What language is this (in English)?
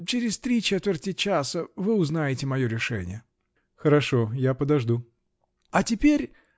Russian